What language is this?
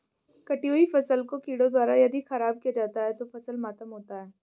Hindi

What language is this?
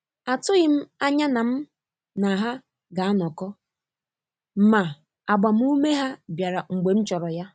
Igbo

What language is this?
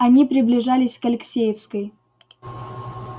Russian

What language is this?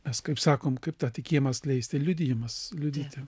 Lithuanian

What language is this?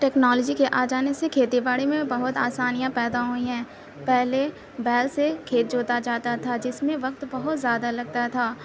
Urdu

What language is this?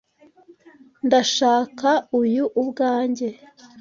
Kinyarwanda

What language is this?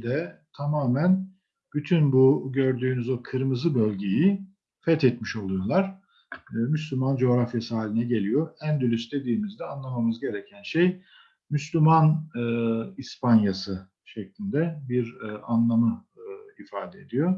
Turkish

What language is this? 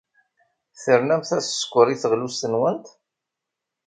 Kabyle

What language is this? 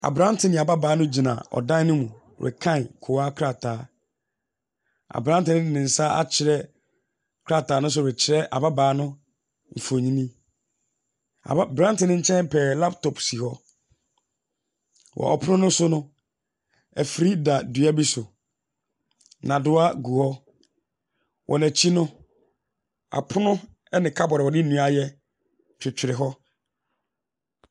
Akan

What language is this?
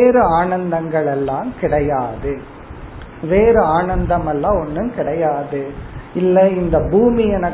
Tamil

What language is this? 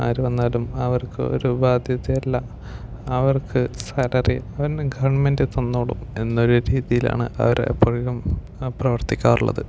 Malayalam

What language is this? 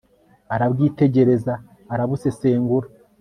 Kinyarwanda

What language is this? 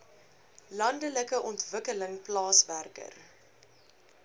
Afrikaans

